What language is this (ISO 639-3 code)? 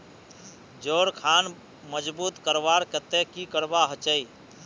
mag